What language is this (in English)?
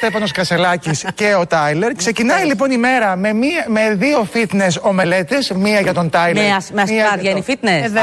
Greek